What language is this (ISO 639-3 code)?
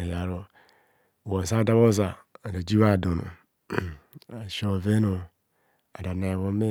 bcs